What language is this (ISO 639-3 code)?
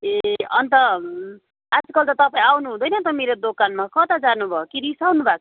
nep